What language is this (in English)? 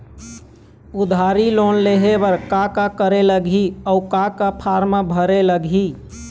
Chhattisgarhi